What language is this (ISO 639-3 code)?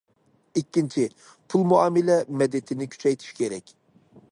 uig